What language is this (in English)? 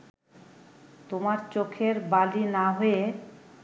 Bangla